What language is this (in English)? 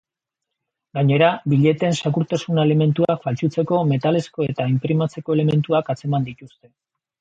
Basque